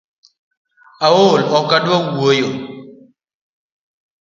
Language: Luo (Kenya and Tanzania)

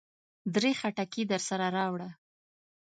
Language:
Pashto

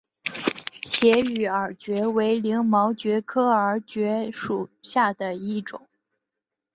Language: Chinese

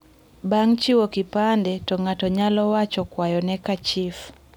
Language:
Luo (Kenya and Tanzania)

